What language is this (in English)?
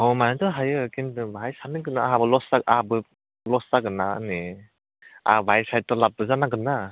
Bodo